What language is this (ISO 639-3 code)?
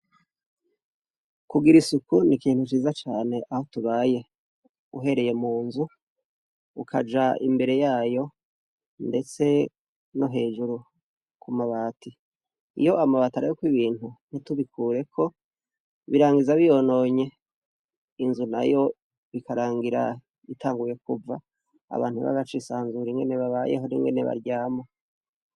run